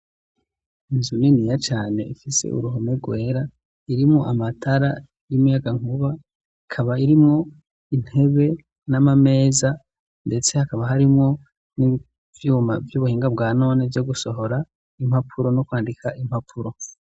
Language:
Rundi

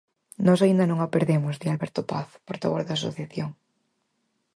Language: Galician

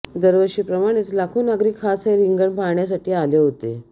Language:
Marathi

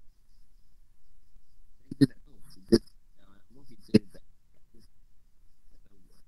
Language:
Malay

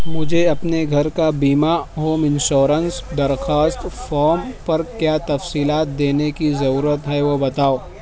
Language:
Urdu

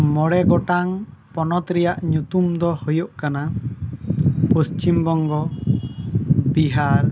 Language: Santali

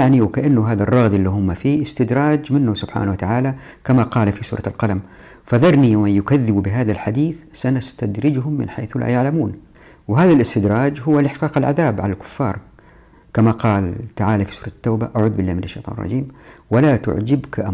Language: Arabic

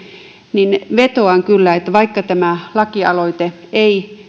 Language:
Finnish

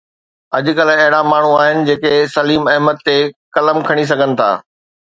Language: Sindhi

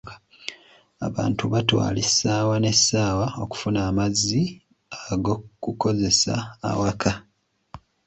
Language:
Ganda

